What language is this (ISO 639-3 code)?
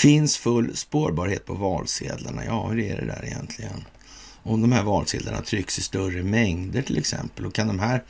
swe